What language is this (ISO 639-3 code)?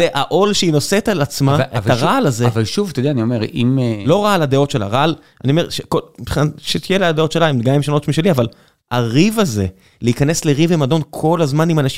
heb